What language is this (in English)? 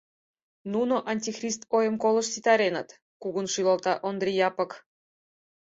Mari